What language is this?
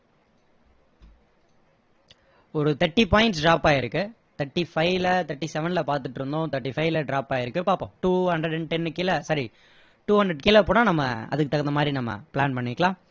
Tamil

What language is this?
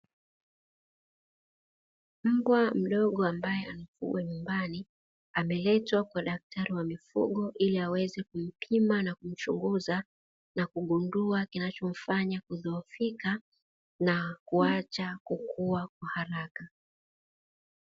Swahili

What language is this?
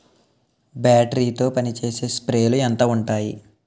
Telugu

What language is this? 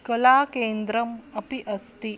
Sanskrit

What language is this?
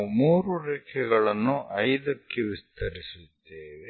Kannada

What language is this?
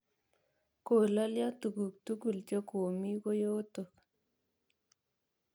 Kalenjin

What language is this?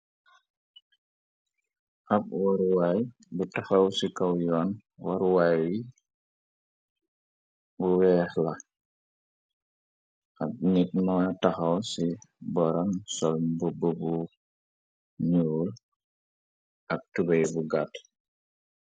Wolof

